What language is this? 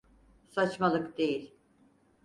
Turkish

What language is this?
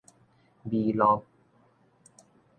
Min Nan Chinese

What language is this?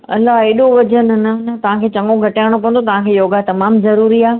Sindhi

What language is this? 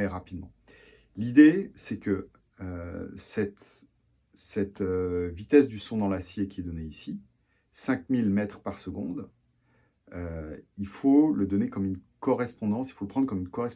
French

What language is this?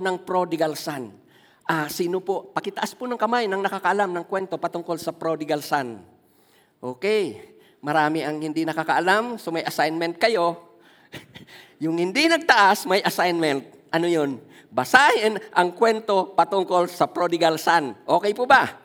Filipino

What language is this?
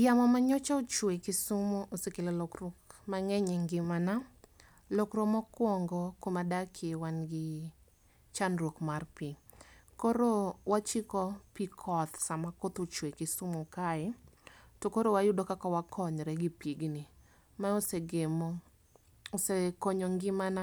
Luo (Kenya and Tanzania)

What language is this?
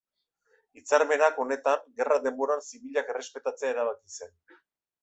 Basque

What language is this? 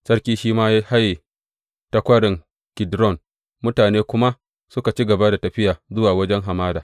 Hausa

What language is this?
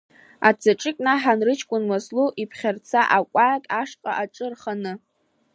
Abkhazian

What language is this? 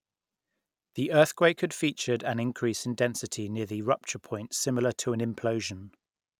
English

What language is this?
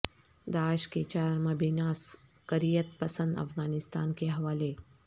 Urdu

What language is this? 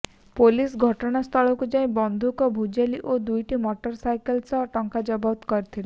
Odia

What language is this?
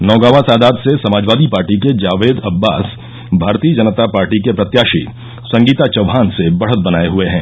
Hindi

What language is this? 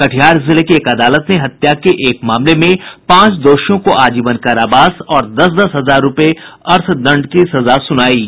Hindi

